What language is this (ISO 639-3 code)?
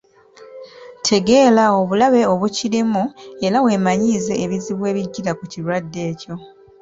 lug